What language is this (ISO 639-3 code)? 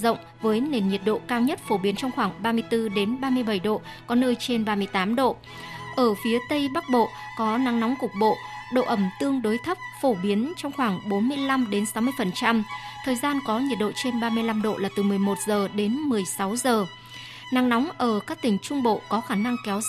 vie